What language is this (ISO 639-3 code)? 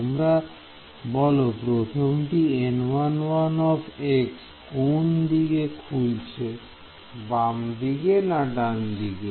ben